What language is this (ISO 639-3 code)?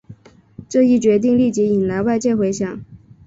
zho